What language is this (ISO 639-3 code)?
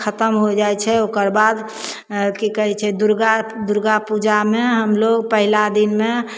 mai